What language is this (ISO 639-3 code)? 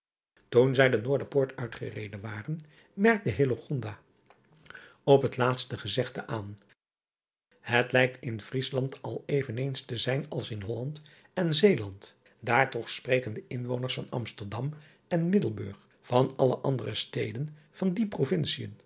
nld